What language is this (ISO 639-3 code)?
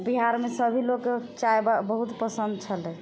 mai